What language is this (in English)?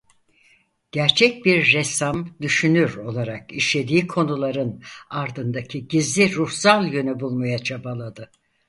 Turkish